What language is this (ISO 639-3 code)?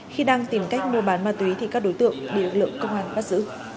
vie